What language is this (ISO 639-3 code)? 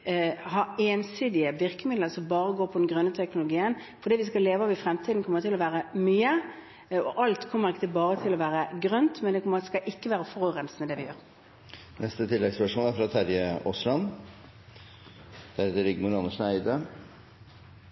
nor